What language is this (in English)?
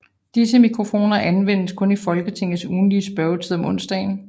Danish